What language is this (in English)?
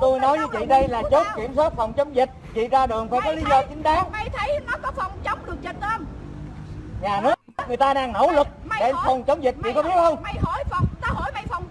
Vietnamese